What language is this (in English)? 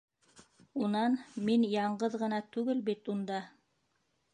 Bashkir